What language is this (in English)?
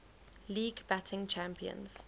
English